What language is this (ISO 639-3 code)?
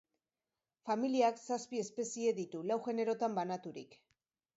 eus